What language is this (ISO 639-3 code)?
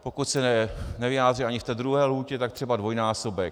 ces